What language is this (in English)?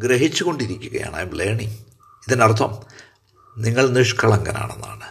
Malayalam